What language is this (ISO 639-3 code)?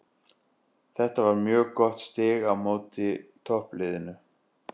isl